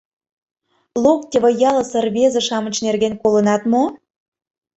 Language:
Mari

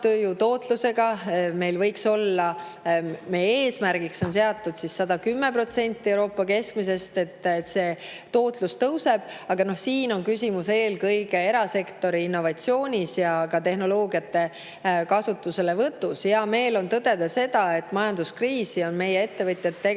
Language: Estonian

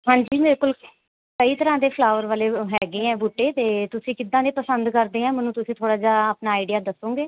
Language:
Punjabi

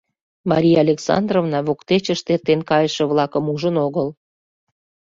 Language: Mari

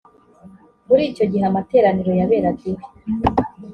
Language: Kinyarwanda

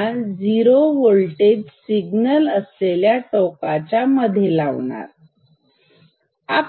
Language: Marathi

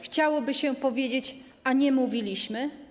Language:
Polish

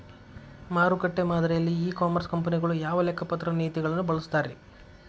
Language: Kannada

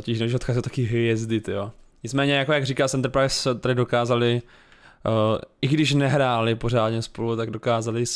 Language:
Czech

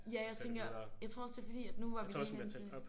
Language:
Danish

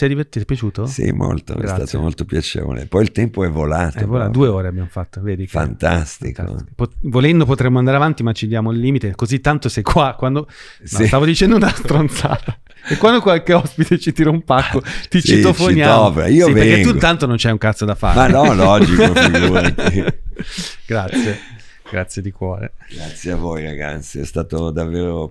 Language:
Italian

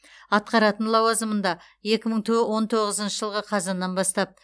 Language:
Kazakh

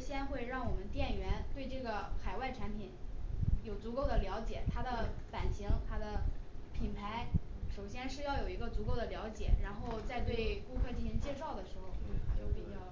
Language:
Chinese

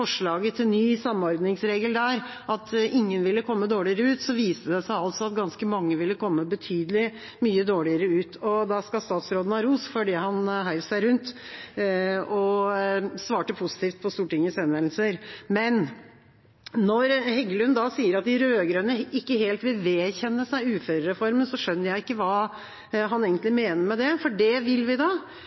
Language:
Norwegian Bokmål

